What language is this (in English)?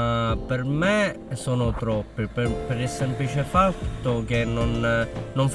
Italian